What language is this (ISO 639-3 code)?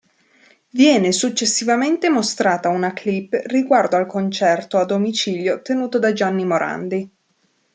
ita